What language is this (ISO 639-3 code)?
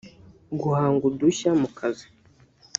kin